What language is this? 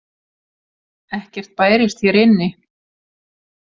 Icelandic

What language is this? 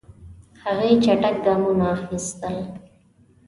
Pashto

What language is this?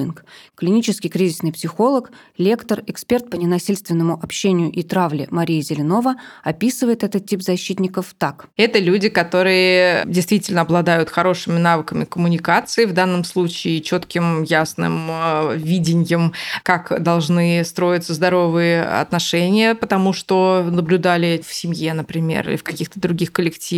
Russian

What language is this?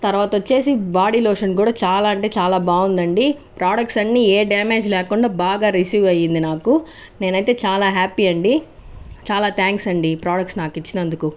Telugu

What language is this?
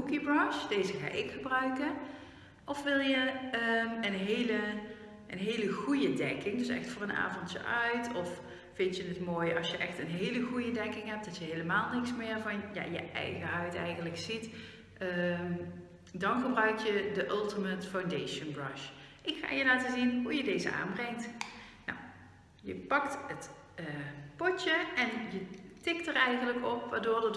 Dutch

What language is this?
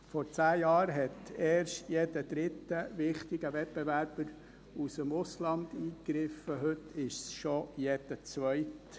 Swiss German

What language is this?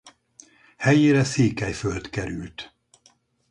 Hungarian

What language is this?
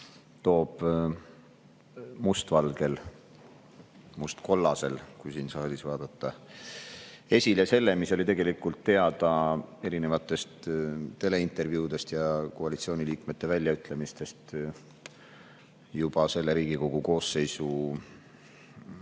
Estonian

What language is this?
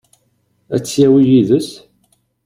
Kabyle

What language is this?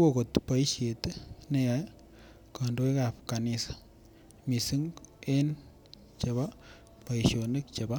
Kalenjin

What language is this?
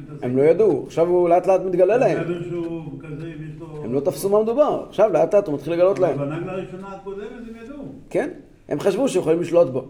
Hebrew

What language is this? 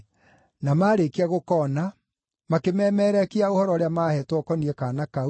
Kikuyu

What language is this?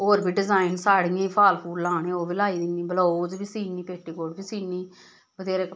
Dogri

